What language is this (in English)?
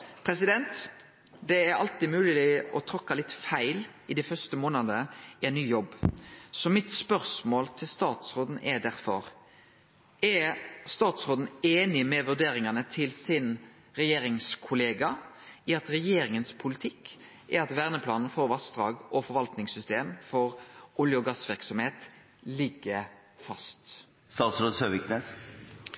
Norwegian Nynorsk